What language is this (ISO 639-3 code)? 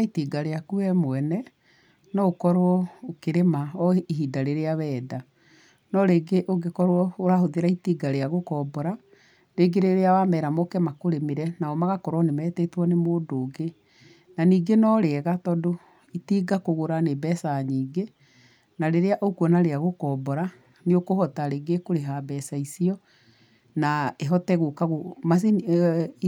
kik